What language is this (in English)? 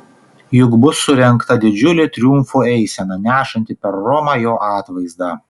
Lithuanian